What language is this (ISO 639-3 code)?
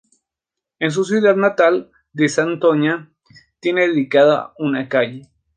spa